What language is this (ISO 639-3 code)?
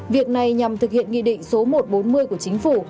vie